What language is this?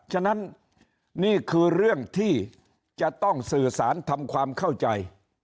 Thai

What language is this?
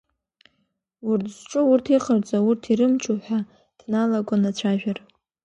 Abkhazian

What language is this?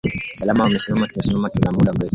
Swahili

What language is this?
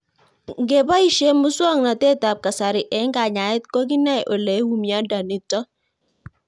Kalenjin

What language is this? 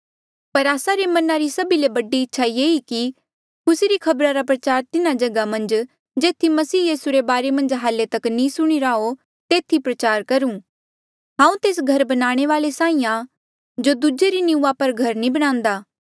Mandeali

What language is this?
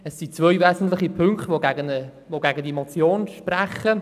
Swiss German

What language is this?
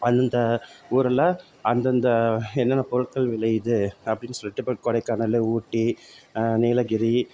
Tamil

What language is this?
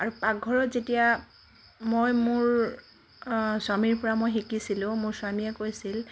Assamese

